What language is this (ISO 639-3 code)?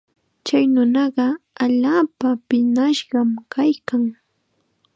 qxa